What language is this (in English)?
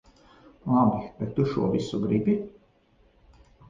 Latvian